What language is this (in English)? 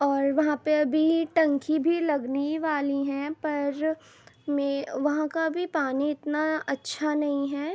Urdu